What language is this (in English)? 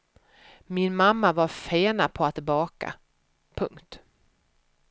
Swedish